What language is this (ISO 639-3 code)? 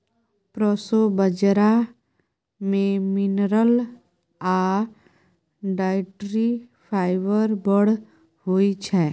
mai